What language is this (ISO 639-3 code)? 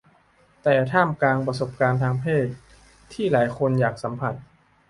tha